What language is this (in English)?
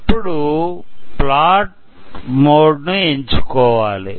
Telugu